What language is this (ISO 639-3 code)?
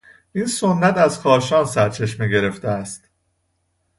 fas